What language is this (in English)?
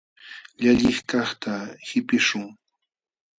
Jauja Wanca Quechua